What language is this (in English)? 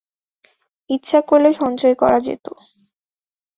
Bangla